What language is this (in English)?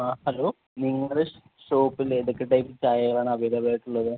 Malayalam